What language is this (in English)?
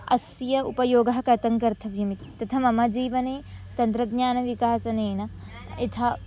Sanskrit